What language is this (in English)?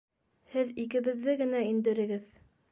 Bashkir